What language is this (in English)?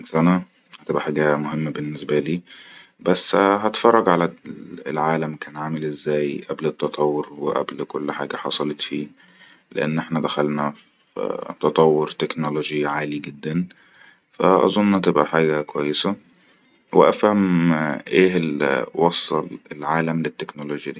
Egyptian Arabic